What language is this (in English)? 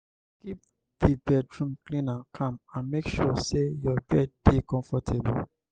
Nigerian Pidgin